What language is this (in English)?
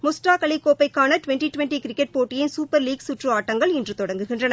Tamil